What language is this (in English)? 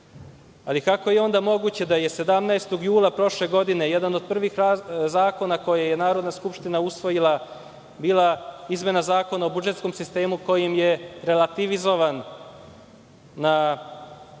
Serbian